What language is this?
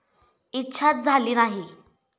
Marathi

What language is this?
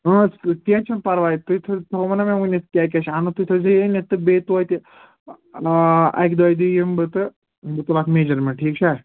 Kashmiri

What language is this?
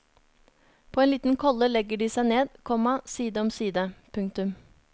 Norwegian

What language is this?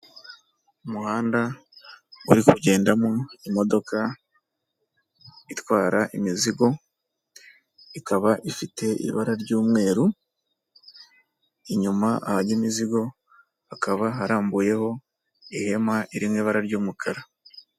Kinyarwanda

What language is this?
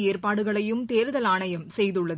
Tamil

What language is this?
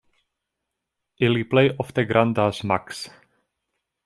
Esperanto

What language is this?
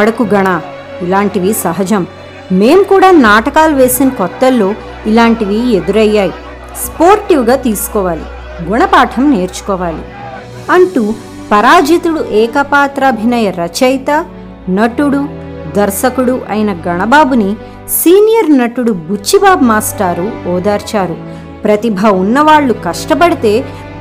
Telugu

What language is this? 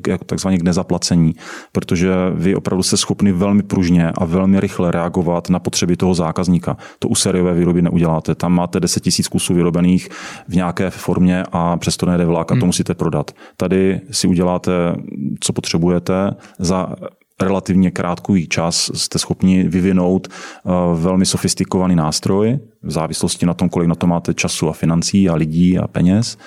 Czech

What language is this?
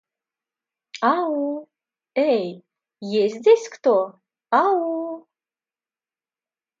Russian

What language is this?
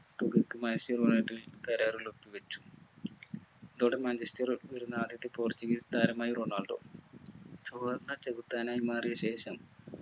Malayalam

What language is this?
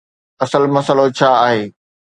Sindhi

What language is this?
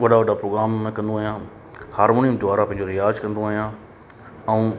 Sindhi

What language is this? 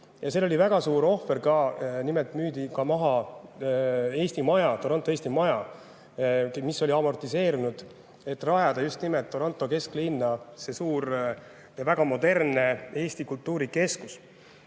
Estonian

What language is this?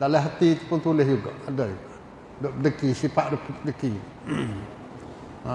Malay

